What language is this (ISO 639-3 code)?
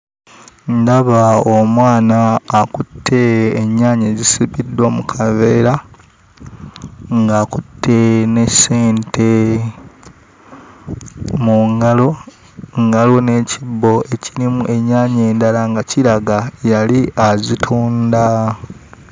lug